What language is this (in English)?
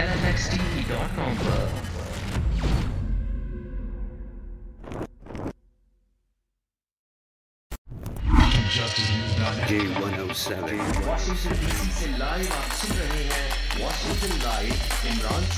Urdu